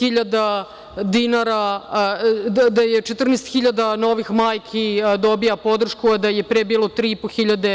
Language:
Serbian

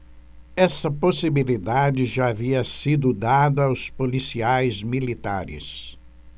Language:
Portuguese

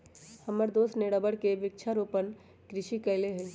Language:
Magahi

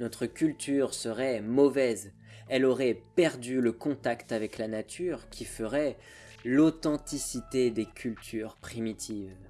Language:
French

